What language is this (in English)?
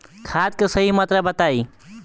Bhojpuri